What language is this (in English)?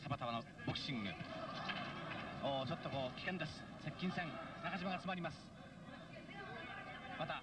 Japanese